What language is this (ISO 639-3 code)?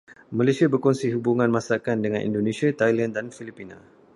msa